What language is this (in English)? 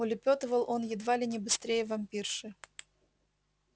Russian